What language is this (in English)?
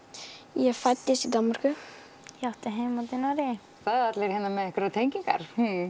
Icelandic